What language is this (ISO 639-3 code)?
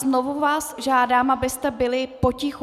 ces